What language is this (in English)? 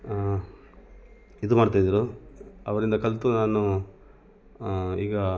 Kannada